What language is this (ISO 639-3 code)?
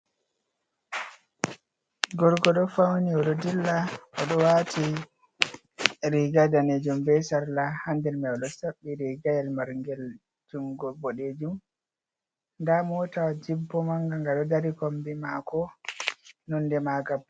ful